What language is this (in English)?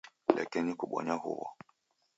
Taita